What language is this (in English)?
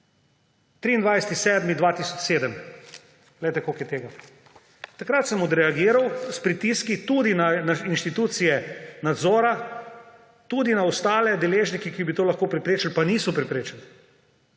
Slovenian